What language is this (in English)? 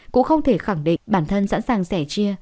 Vietnamese